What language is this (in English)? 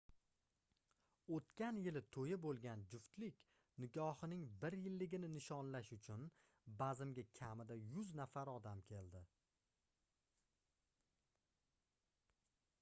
Uzbek